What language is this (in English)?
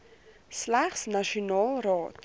Afrikaans